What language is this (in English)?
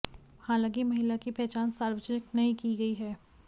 Hindi